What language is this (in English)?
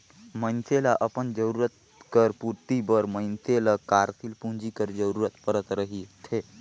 Chhattisgarhi